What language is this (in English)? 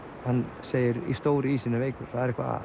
Icelandic